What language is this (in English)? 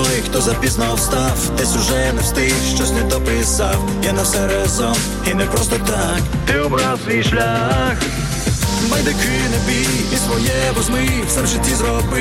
Ukrainian